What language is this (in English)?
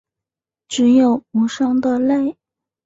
Chinese